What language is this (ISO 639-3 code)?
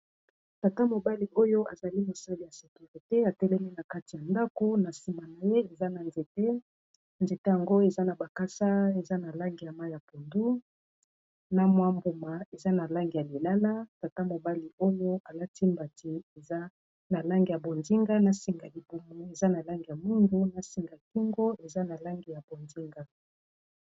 lin